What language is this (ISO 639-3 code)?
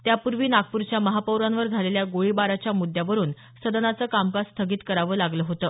mar